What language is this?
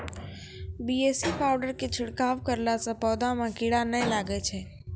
Maithili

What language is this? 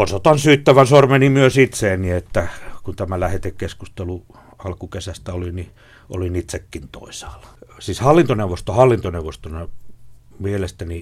Finnish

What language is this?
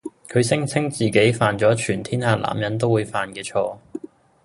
Cantonese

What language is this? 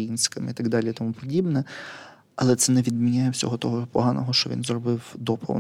Ukrainian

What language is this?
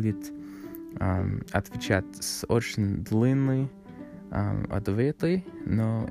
Russian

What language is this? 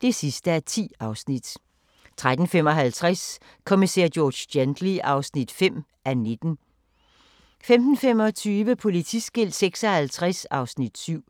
Danish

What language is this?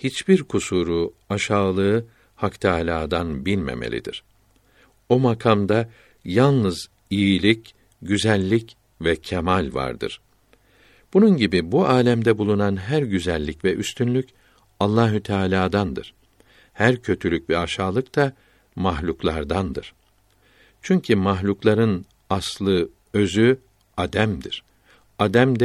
Turkish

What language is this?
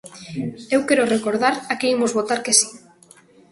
Galician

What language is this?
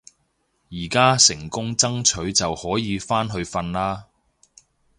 Cantonese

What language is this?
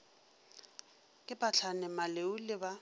Northern Sotho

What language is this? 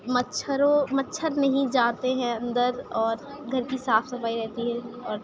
Urdu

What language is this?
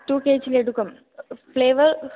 Sanskrit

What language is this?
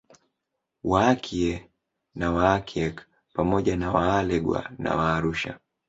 Swahili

